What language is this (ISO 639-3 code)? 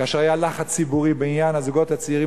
heb